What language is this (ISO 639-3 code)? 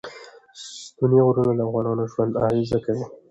pus